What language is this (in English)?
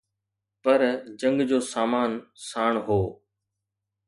Sindhi